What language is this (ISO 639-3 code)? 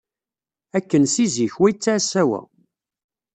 kab